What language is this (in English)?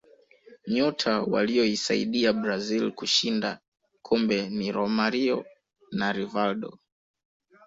Swahili